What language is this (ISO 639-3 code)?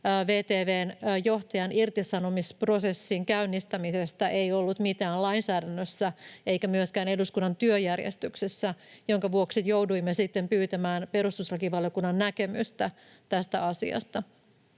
fin